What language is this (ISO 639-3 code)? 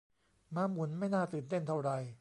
tha